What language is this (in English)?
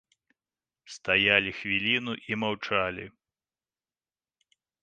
Belarusian